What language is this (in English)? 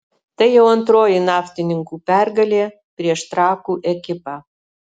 Lithuanian